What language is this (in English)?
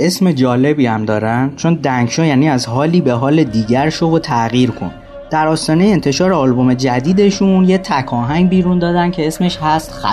Persian